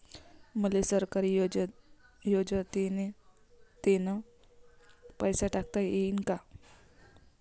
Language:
Marathi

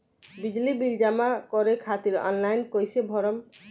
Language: Bhojpuri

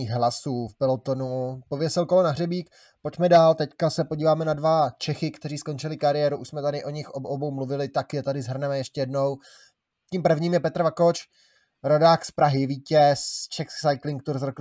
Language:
Czech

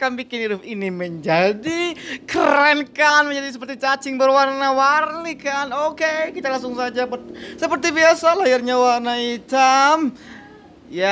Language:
Indonesian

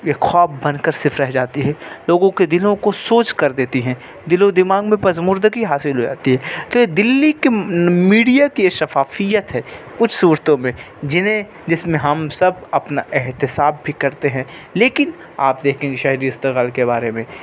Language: Urdu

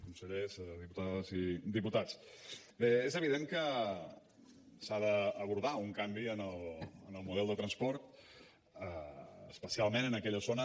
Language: Catalan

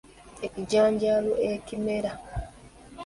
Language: Ganda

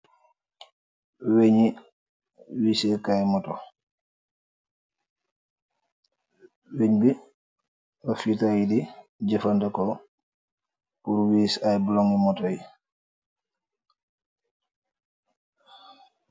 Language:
Wolof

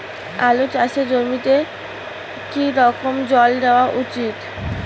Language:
Bangla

